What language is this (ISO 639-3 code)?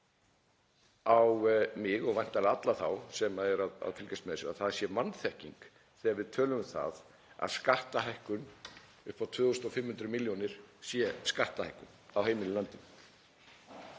isl